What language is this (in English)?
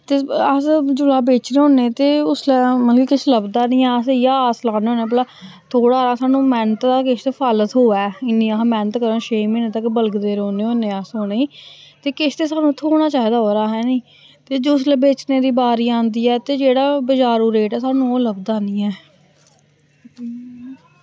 Dogri